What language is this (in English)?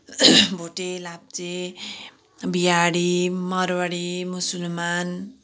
Nepali